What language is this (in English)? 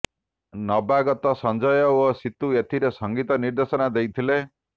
Odia